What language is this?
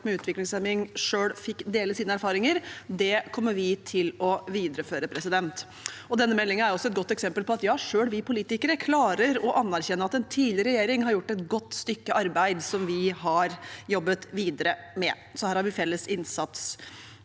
Norwegian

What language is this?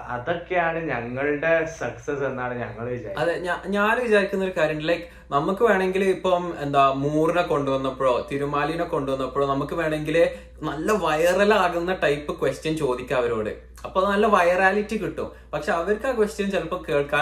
Malayalam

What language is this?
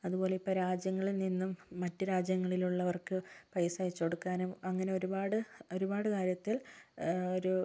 Malayalam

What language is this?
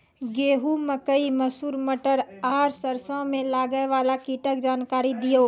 Maithili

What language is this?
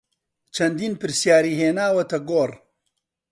Central Kurdish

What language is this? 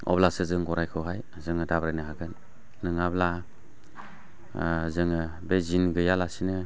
Bodo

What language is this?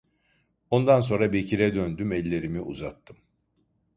Turkish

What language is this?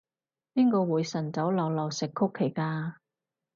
Cantonese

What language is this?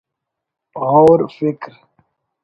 Brahui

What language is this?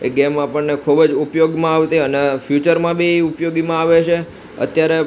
Gujarati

